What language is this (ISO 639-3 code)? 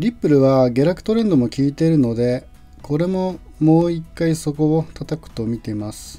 jpn